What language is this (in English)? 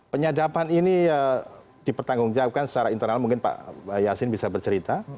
Indonesian